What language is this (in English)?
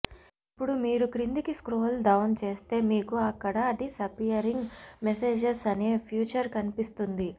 Telugu